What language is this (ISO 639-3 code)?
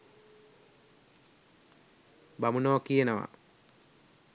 sin